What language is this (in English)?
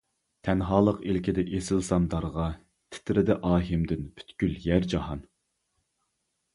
Uyghur